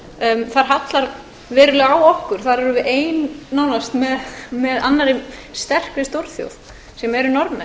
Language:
Icelandic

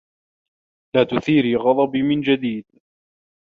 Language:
Arabic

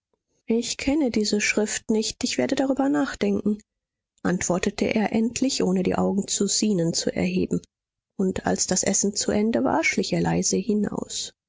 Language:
German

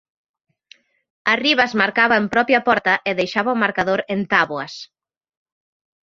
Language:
Galician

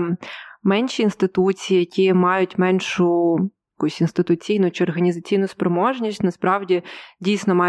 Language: Ukrainian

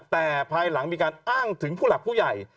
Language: Thai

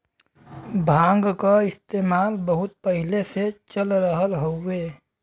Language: Bhojpuri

